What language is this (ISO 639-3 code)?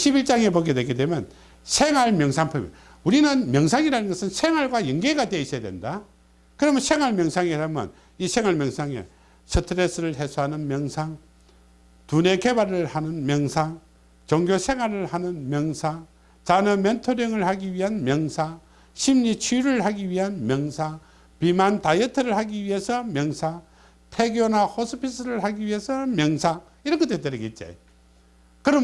kor